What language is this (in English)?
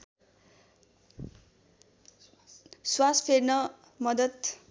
Nepali